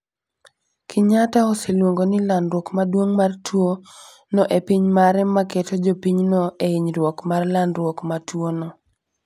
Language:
Luo (Kenya and Tanzania)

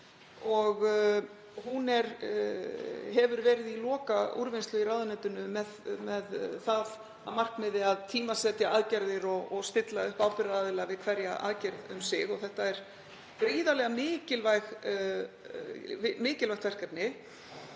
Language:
Icelandic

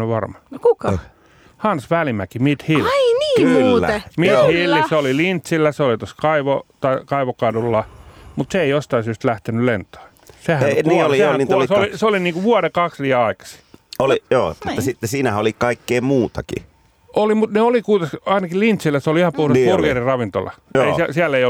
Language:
Finnish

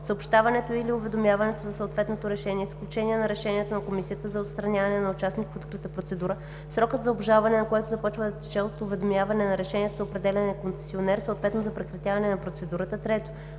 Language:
Bulgarian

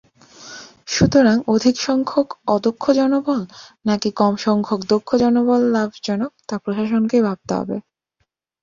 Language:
Bangla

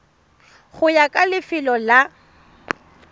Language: Tswana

